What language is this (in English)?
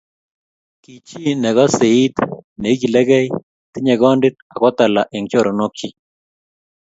Kalenjin